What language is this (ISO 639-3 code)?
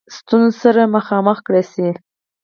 pus